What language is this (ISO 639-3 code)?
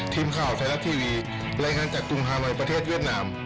tha